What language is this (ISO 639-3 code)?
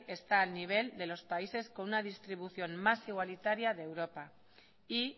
spa